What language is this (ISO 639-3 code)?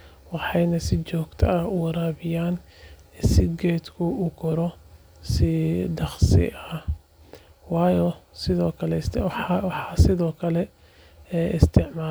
som